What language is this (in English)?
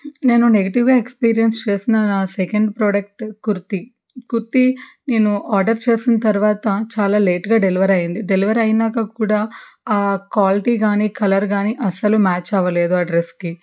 Telugu